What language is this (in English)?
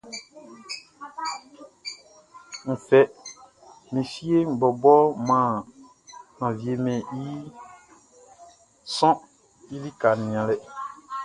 Baoulé